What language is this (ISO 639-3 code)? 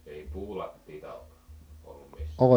fin